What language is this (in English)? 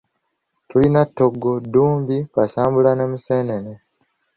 Ganda